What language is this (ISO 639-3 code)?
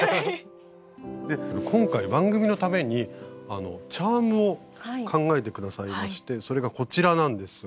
jpn